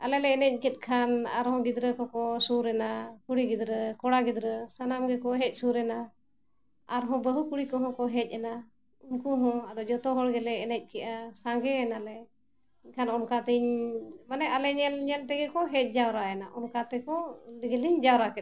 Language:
Santali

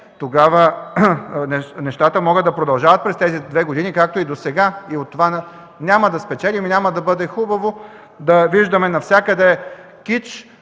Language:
Bulgarian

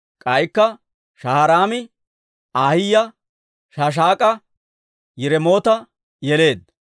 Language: Dawro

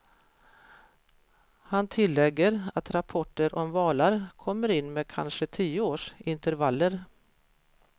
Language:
Swedish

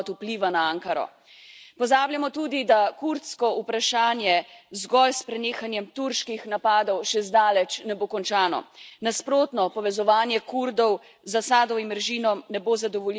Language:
Slovenian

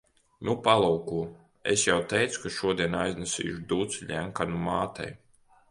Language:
Latvian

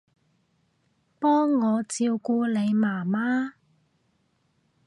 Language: Cantonese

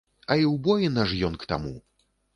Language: Belarusian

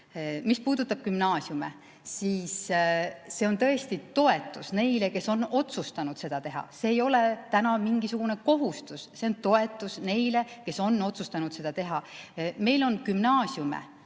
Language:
Estonian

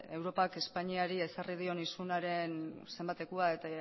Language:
Basque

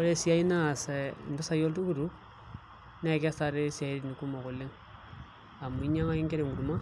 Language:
Masai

